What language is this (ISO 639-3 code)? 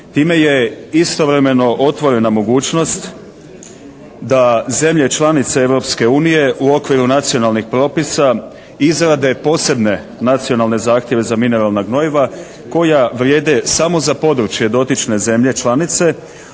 hrv